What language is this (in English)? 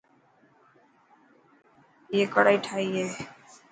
Dhatki